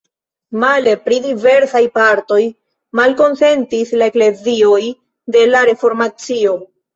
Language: Esperanto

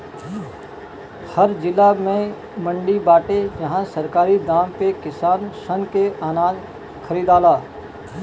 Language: Bhojpuri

